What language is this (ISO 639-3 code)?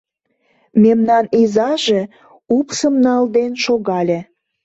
chm